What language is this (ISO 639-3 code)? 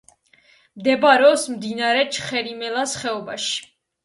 kat